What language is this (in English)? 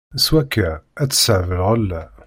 Kabyle